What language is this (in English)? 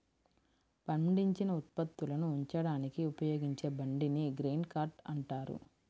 Telugu